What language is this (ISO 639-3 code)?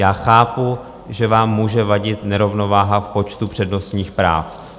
ces